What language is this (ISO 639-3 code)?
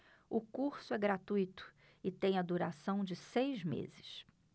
por